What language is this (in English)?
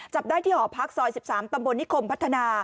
Thai